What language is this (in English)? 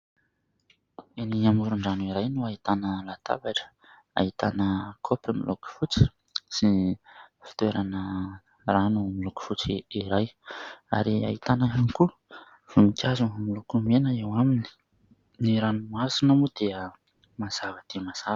Malagasy